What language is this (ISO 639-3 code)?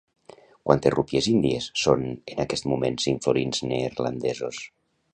cat